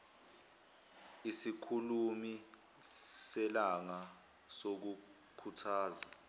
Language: Zulu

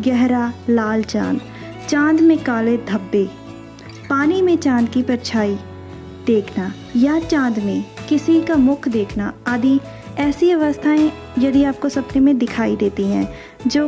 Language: Hindi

